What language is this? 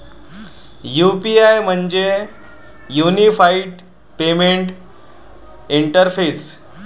Marathi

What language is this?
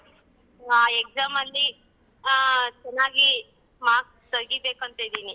Kannada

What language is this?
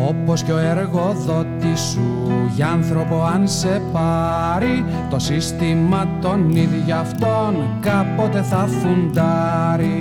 Greek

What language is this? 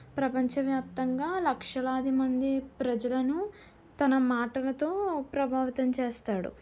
Telugu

